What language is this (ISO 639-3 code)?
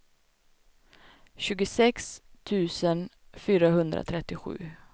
swe